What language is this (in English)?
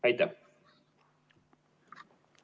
Estonian